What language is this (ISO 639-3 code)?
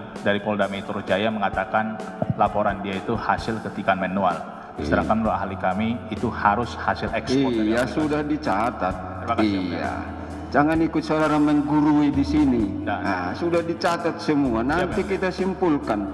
ind